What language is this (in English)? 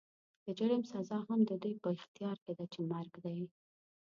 Pashto